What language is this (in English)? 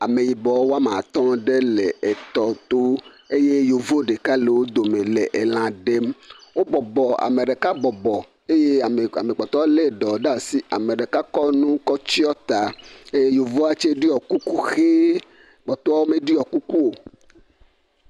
Ewe